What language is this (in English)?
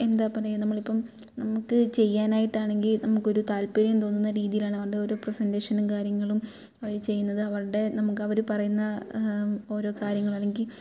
Malayalam